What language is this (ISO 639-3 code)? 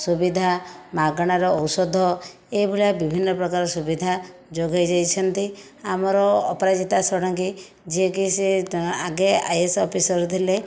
ori